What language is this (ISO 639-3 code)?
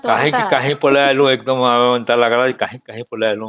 ori